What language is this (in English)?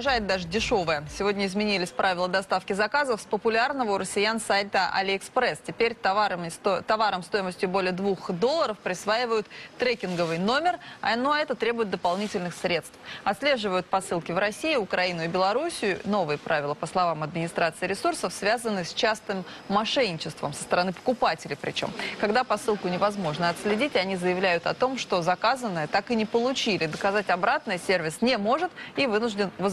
Russian